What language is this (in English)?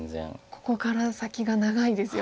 Japanese